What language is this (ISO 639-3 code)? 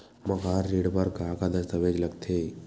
hne